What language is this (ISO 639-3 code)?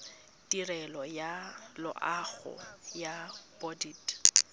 tsn